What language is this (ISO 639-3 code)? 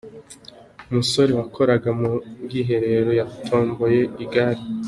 kin